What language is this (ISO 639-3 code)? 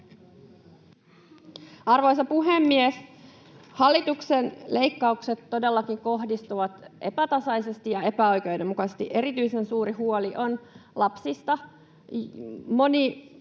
fin